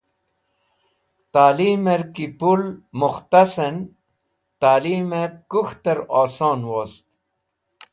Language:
Wakhi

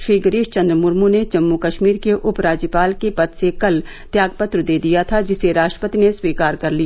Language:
Hindi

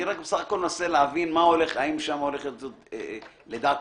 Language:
Hebrew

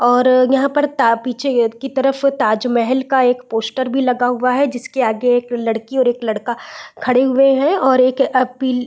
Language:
Hindi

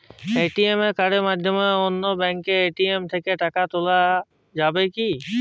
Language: Bangla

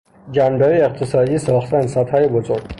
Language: Persian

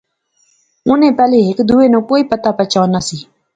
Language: Pahari-Potwari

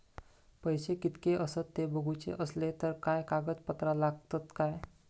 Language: Marathi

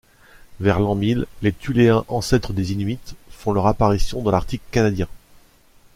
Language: French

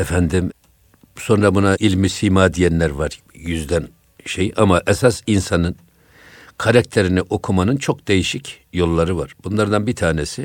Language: Turkish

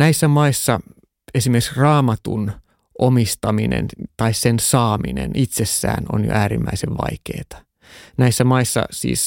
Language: Finnish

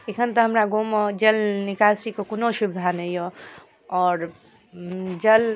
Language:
Maithili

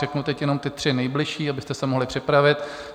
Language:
Czech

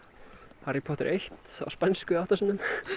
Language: Icelandic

